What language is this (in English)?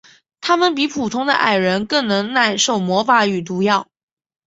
Chinese